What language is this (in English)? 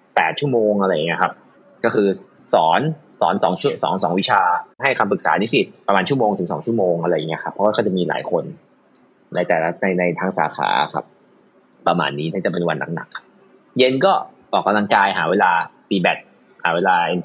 Thai